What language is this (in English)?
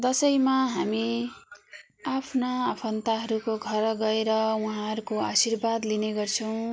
Nepali